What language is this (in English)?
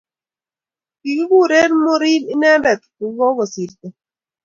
Kalenjin